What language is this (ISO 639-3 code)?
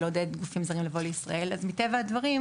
heb